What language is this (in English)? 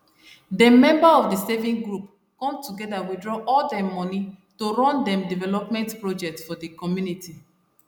Nigerian Pidgin